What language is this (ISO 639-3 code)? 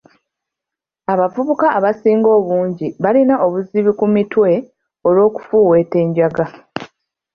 lug